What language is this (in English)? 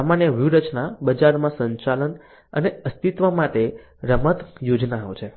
Gujarati